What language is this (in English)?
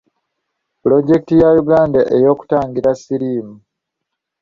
Ganda